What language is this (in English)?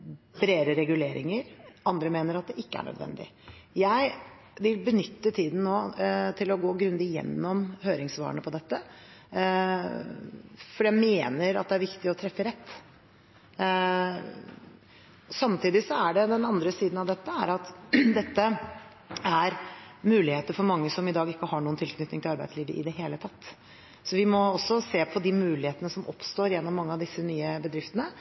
Norwegian Bokmål